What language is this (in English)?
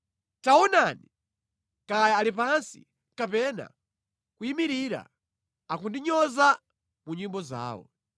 Nyanja